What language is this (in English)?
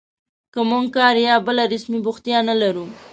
Pashto